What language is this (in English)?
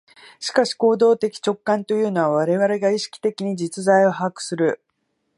Japanese